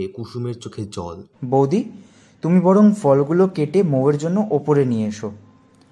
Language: Bangla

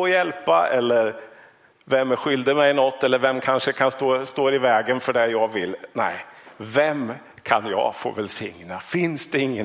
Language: Swedish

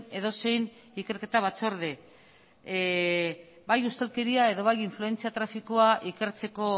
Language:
Basque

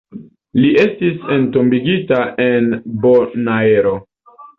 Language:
Esperanto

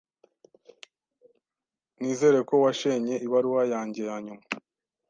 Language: Kinyarwanda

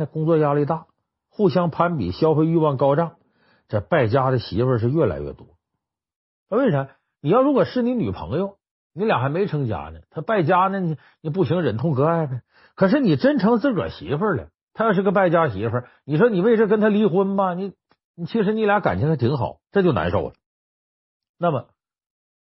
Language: Chinese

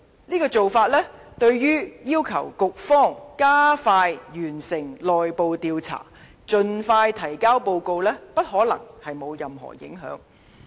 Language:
Cantonese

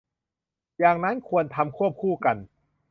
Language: Thai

